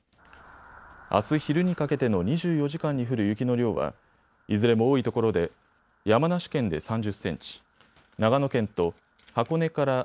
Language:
Japanese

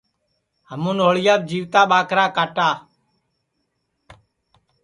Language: Sansi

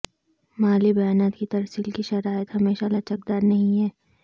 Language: Urdu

